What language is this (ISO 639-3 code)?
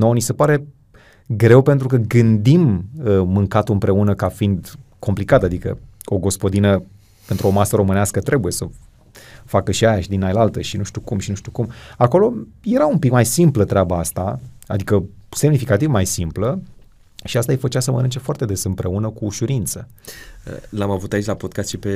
ron